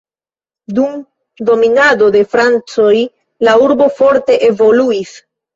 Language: Esperanto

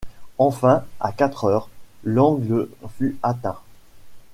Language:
French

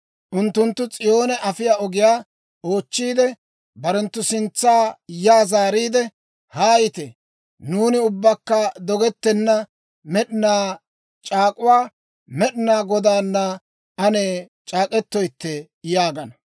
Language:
Dawro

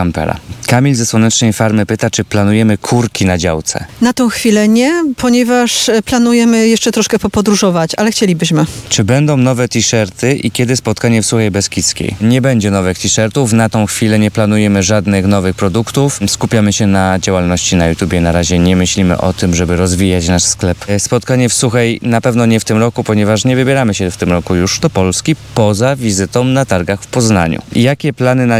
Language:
Polish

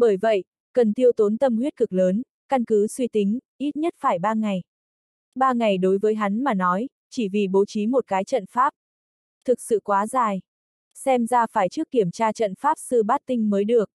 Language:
Vietnamese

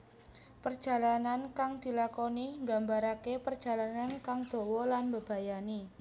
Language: Javanese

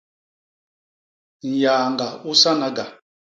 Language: Basaa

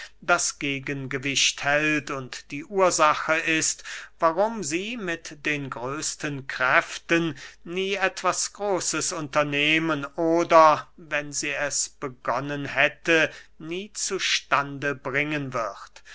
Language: German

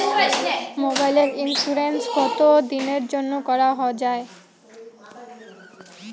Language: Bangla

